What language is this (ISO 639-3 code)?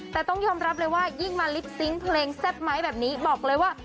tha